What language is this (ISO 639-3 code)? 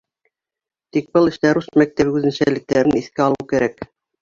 bak